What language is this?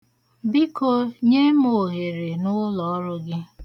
Igbo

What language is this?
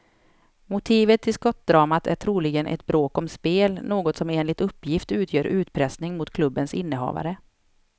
Swedish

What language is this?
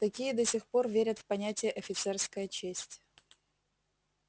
Russian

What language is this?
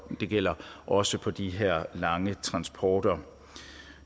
Danish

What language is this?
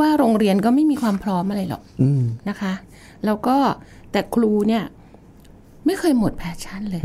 Thai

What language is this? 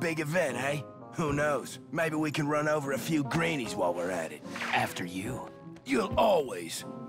English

